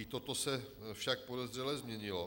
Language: Czech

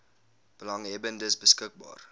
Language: Afrikaans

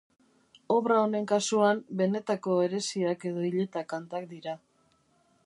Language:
Basque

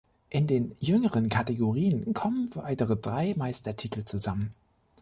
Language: German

